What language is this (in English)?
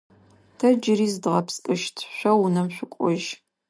Adyghe